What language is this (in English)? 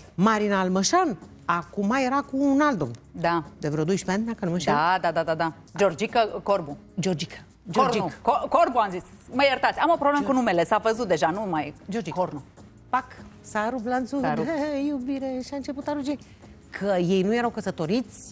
Romanian